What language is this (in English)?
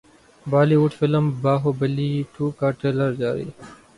Urdu